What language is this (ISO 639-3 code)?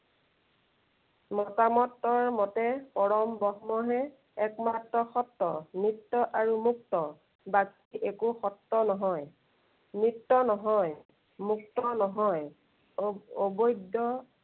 asm